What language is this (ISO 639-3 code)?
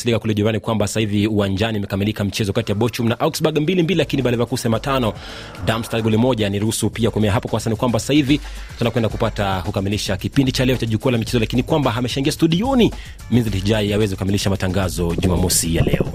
swa